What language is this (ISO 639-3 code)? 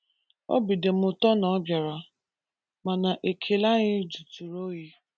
ibo